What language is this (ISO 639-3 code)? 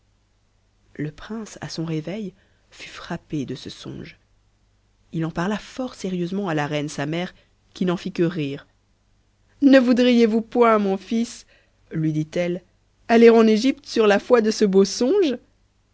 fra